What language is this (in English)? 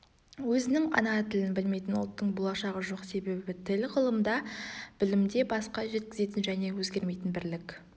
Kazakh